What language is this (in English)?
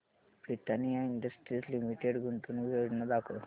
Marathi